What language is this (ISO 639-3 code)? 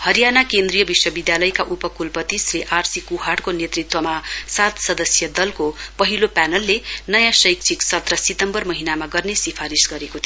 nep